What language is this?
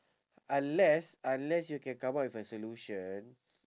English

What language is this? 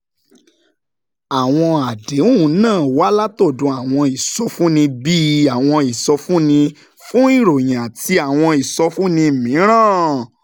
Yoruba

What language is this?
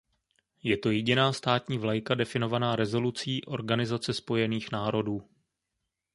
Czech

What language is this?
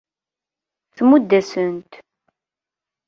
Kabyle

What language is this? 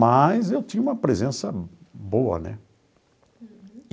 Portuguese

